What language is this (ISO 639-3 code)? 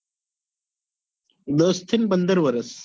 guj